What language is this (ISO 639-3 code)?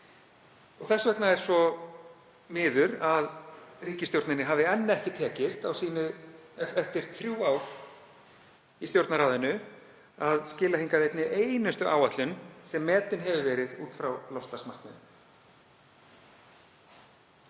isl